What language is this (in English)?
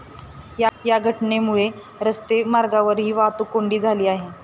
Marathi